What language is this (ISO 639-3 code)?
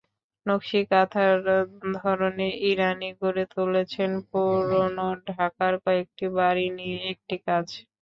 ben